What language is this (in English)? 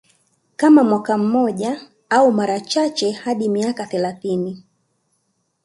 Swahili